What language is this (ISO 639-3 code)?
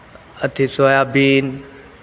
mai